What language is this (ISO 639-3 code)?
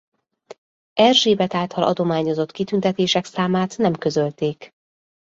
hun